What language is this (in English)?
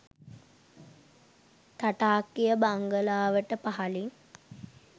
Sinhala